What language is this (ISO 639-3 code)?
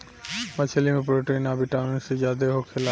bho